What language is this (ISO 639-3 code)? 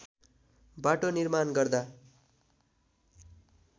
nep